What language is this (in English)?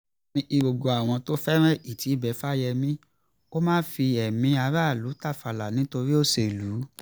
Yoruba